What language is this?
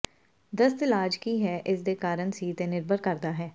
Punjabi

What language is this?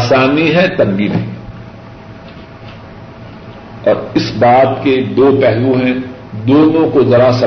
Urdu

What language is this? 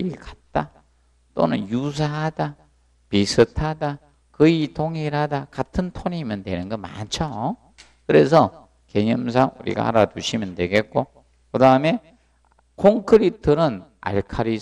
Korean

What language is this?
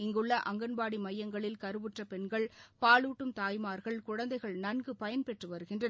Tamil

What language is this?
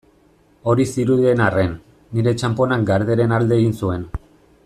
Basque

